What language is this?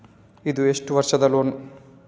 Kannada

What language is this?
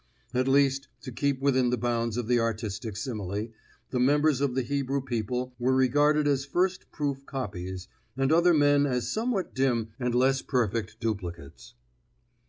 English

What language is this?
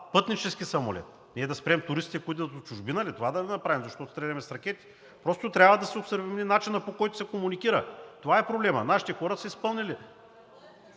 Bulgarian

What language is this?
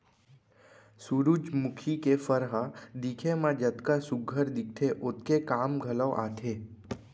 Chhattisgarhi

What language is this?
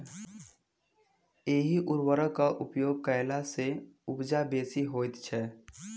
Maithili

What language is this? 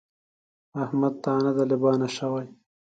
Pashto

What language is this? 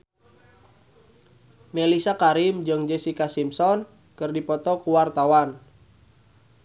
Sundanese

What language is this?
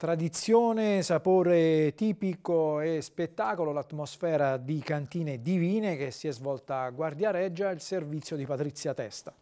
Italian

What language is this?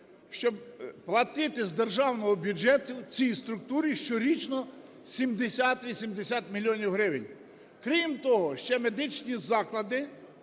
Ukrainian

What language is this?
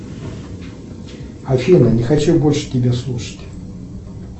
Russian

